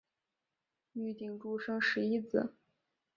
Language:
Chinese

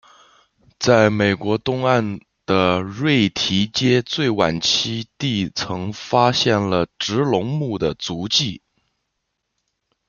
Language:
Chinese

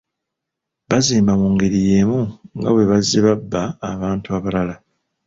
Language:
Ganda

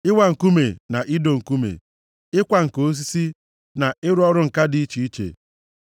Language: Igbo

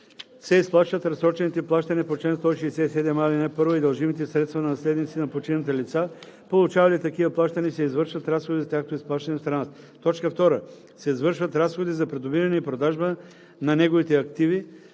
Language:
Bulgarian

